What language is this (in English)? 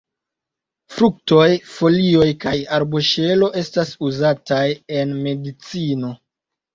Esperanto